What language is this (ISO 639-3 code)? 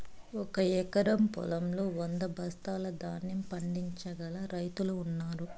tel